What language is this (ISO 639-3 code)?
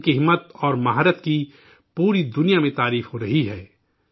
urd